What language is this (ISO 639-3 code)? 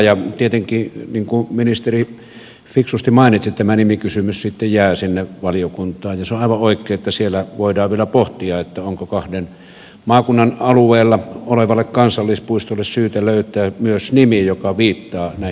fin